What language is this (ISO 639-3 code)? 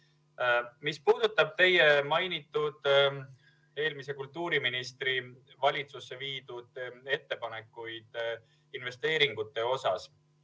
est